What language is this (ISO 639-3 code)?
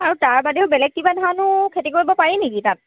asm